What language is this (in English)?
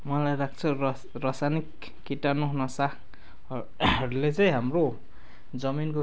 Nepali